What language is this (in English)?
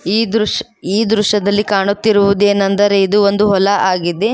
Kannada